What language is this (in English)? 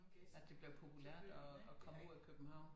Danish